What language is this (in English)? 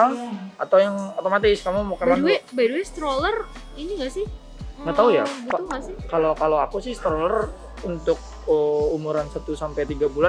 Indonesian